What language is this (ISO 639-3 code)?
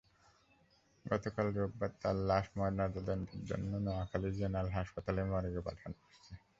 ben